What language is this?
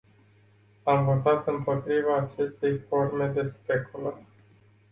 Romanian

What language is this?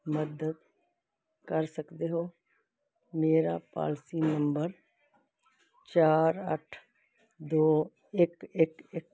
Punjabi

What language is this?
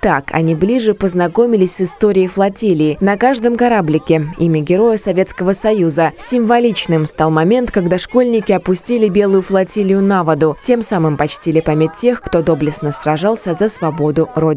Russian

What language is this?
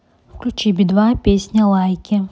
Russian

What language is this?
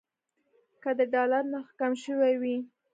Pashto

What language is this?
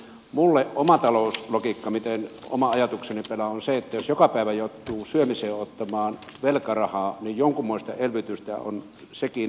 Finnish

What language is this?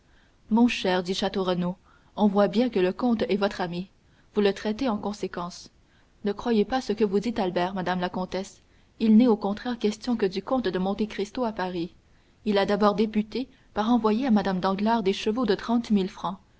French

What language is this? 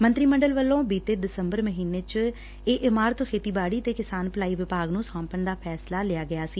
Punjabi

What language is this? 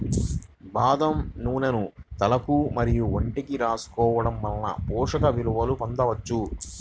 Telugu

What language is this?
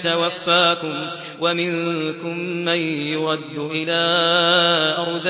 Arabic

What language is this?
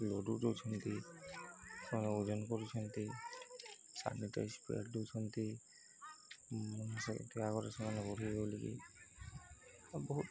Odia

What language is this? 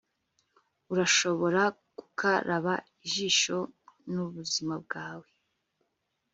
Kinyarwanda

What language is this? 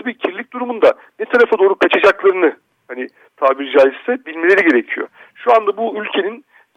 Turkish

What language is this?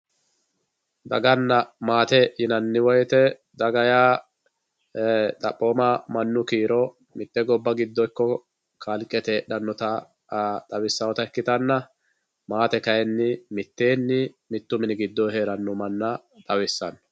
Sidamo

